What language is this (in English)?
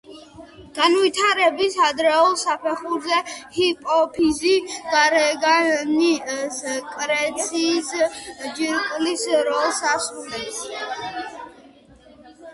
Georgian